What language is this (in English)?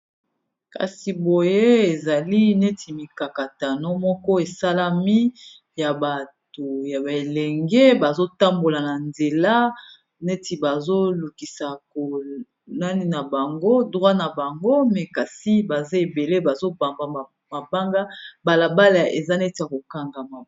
Lingala